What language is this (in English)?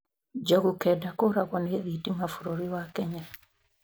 Kikuyu